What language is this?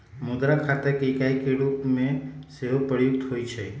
Magahi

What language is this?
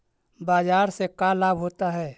Magahi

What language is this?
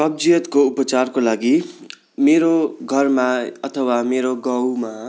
Nepali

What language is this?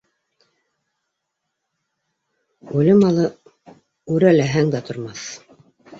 Bashkir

